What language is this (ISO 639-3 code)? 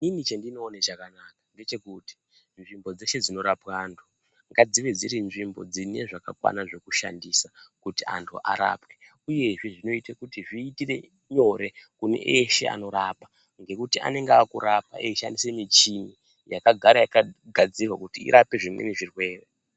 ndc